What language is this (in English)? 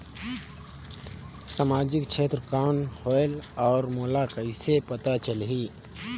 Chhattisgarhi